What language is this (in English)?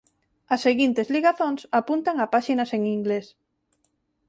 Galician